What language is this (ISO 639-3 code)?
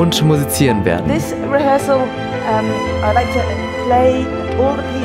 deu